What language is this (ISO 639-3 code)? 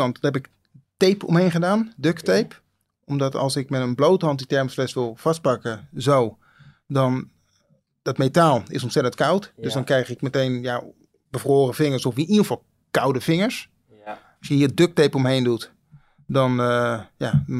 nld